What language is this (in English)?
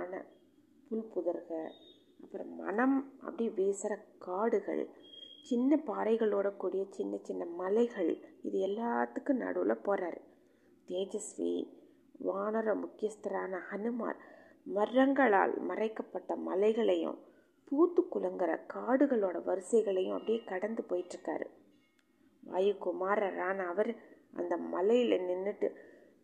Tamil